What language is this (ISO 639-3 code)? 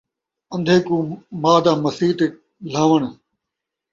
skr